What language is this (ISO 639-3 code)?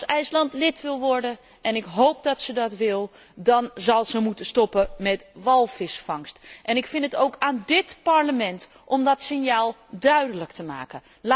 nld